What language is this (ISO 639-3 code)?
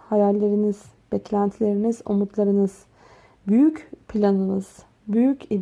tur